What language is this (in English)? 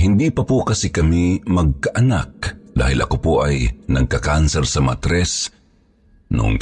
Filipino